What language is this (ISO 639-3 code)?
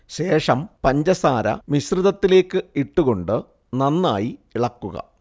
mal